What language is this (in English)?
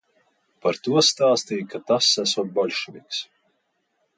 Latvian